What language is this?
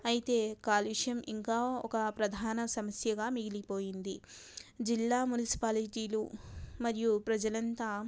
Telugu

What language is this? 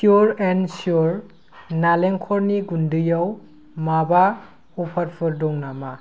Bodo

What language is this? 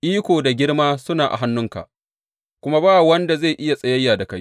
Hausa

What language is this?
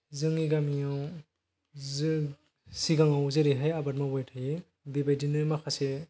Bodo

